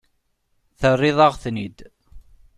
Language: Kabyle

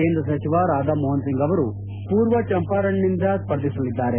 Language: Kannada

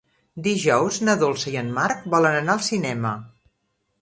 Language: Catalan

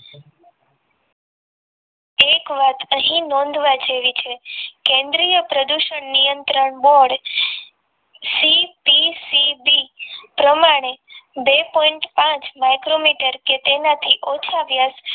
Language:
Gujarati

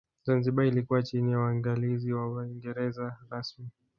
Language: Swahili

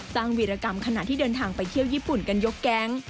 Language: Thai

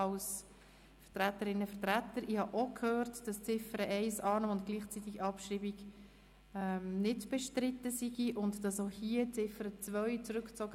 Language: Swiss German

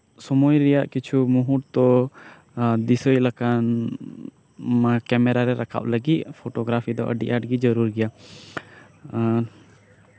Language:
Santali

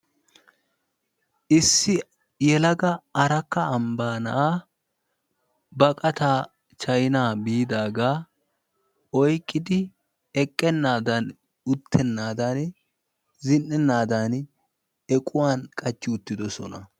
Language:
Wolaytta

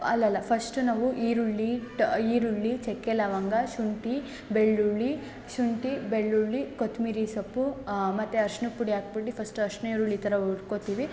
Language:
Kannada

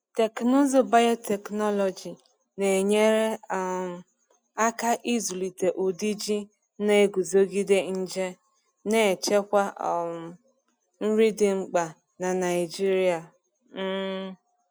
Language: Igbo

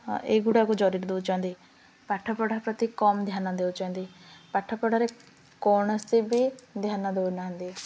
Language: Odia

